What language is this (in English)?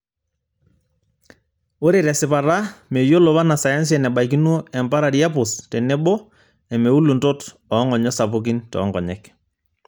Masai